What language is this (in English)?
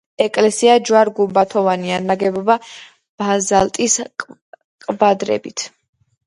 Georgian